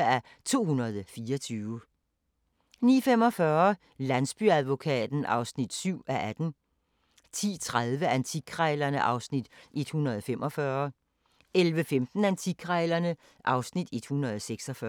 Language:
Danish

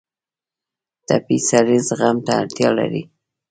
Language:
Pashto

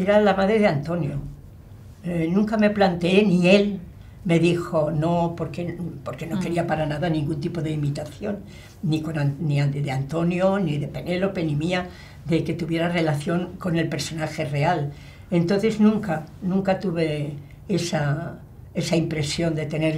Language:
Spanish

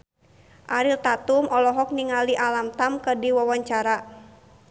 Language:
Sundanese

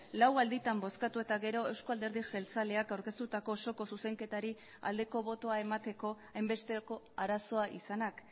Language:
Basque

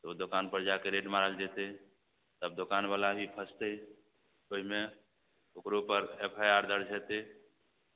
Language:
Maithili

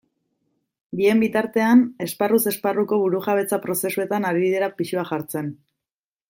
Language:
Basque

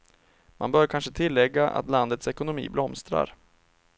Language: Swedish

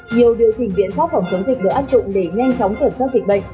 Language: Vietnamese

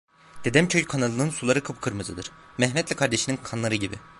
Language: Turkish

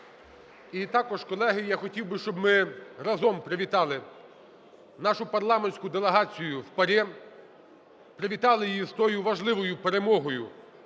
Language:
Ukrainian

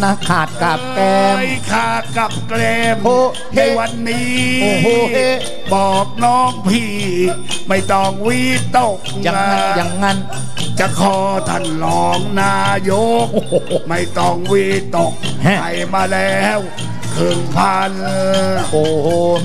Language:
Thai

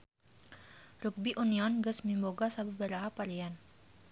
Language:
Sundanese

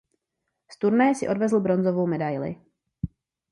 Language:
Czech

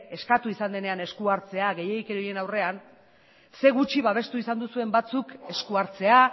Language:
Basque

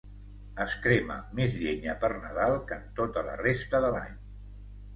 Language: Catalan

